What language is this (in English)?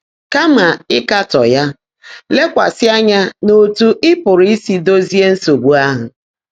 Igbo